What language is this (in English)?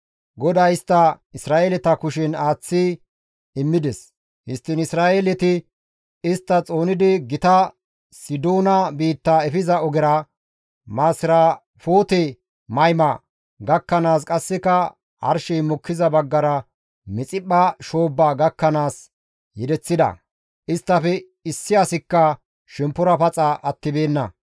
Gamo